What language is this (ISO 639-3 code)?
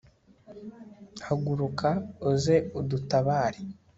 kin